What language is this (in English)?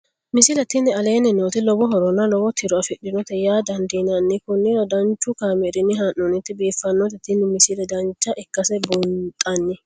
Sidamo